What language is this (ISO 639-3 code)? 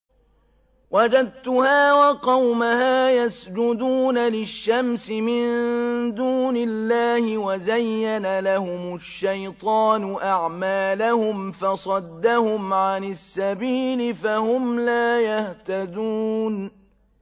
ara